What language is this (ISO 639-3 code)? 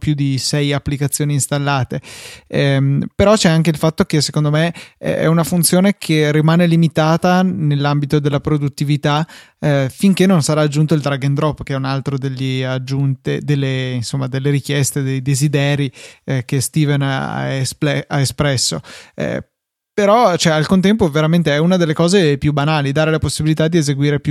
ita